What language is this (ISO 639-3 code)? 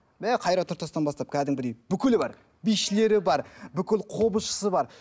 kaz